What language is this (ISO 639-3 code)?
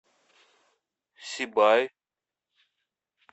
rus